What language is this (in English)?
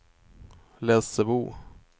Swedish